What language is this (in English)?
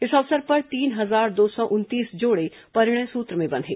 Hindi